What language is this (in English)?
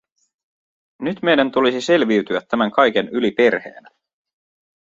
Finnish